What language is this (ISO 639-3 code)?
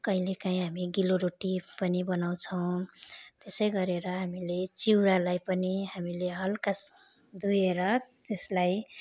nep